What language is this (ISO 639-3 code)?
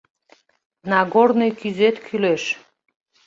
chm